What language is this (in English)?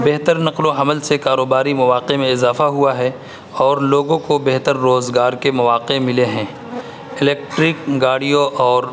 Urdu